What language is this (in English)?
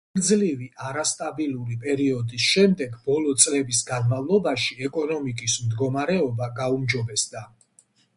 Georgian